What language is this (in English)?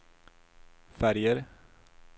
Swedish